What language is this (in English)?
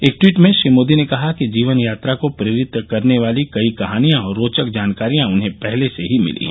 Hindi